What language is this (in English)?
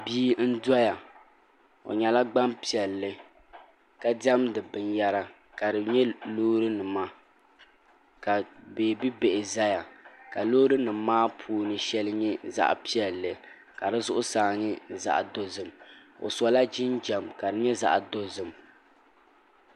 Dagbani